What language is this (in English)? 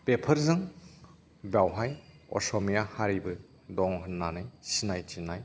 Bodo